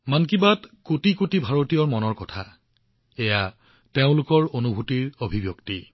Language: Assamese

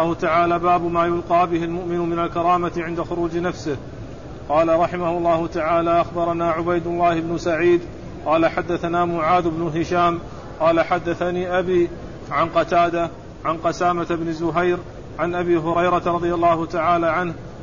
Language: Arabic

